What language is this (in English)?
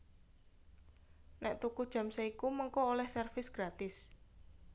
Javanese